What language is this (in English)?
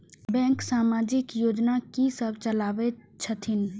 Maithili